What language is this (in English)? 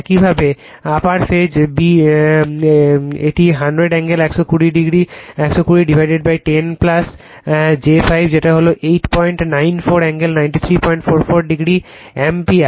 Bangla